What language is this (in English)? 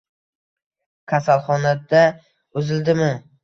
Uzbek